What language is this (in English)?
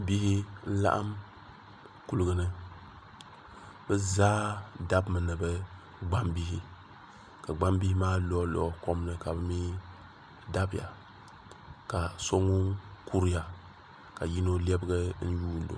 Dagbani